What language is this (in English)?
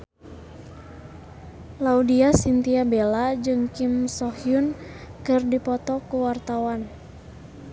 Sundanese